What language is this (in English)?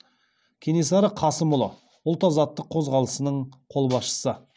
Kazakh